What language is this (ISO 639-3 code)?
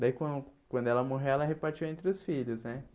por